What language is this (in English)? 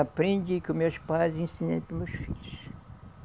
Portuguese